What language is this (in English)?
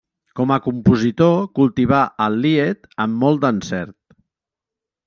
Catalan